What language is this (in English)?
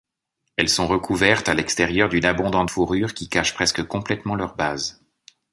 French